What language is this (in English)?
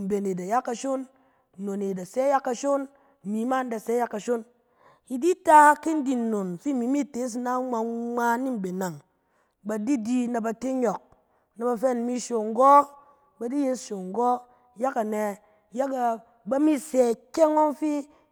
Cen